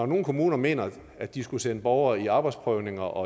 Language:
Danish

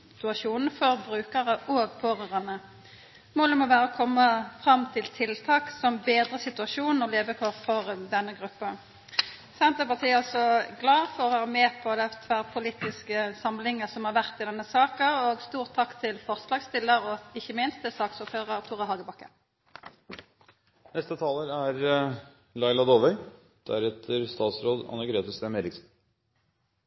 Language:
Norwegian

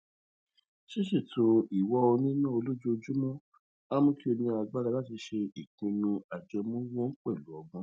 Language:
Yoruba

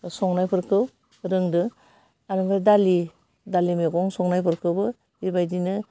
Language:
Bodo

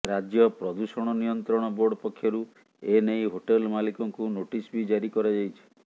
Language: Odia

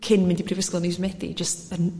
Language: Welsh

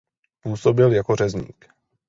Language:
Czech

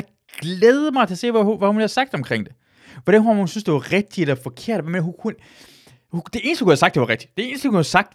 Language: Danish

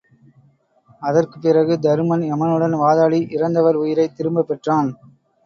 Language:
Tamil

